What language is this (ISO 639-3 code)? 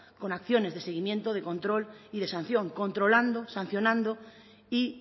spa